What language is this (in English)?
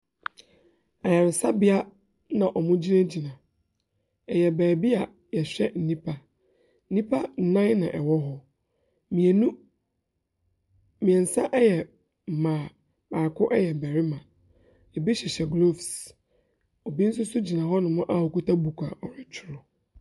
Akan